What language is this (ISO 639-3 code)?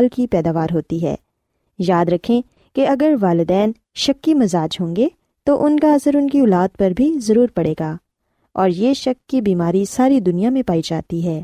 urd